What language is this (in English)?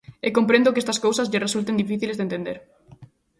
Galician